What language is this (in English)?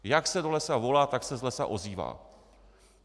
Czech